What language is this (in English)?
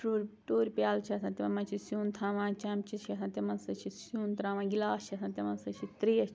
Kashmiri